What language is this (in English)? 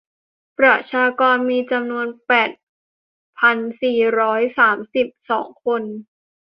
Thai